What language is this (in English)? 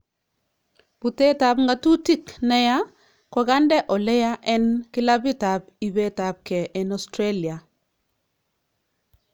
Kalenjin